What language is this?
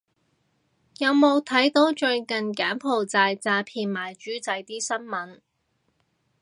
Cantonese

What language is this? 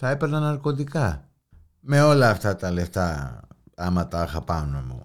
Greek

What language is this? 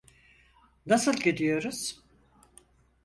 Turkish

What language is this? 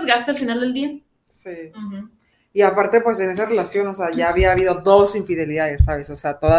Spanish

